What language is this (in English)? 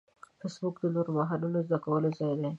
Pashto